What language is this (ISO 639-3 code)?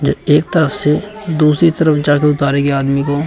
hin